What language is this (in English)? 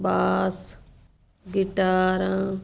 Punjabi